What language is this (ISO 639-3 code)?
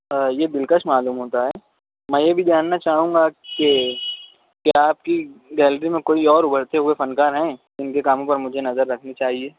urd